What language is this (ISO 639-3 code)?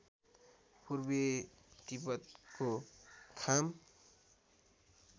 nep